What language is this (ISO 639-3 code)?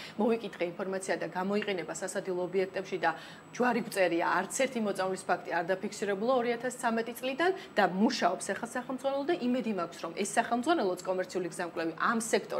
ron